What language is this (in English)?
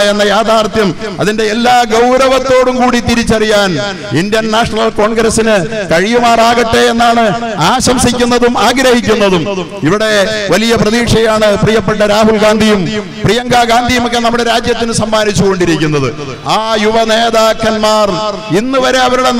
Korean